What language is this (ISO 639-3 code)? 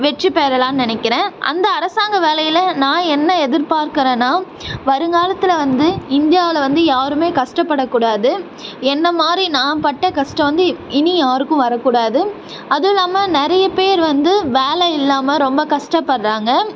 tam